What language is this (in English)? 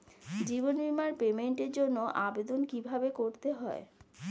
Bangla